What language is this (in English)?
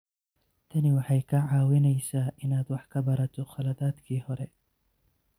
Somali